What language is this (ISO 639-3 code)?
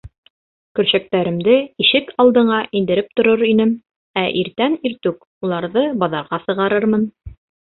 bak